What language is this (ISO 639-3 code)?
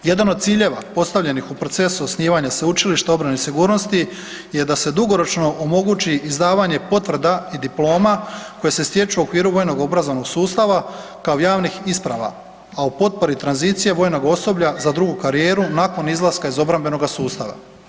hrv